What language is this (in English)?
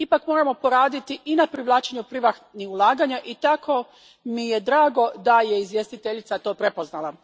Croatian